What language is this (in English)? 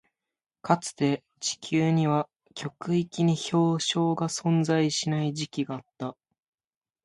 Japanese